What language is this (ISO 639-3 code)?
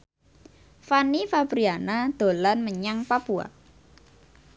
jav